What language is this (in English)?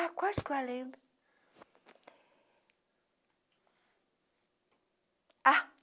Portuguese